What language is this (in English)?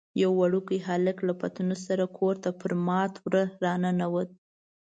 Pashto